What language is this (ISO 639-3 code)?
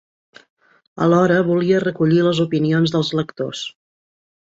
cat